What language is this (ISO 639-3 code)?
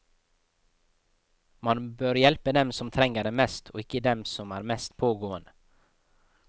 nor